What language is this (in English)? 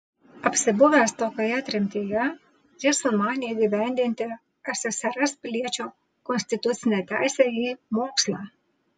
Lithuanian